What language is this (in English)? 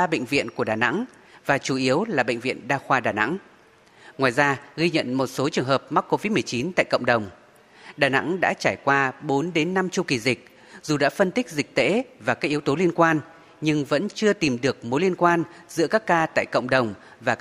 Vietnamese